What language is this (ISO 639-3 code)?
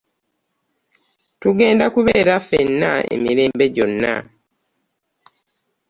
lug